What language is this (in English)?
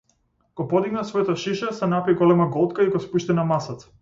Macedonian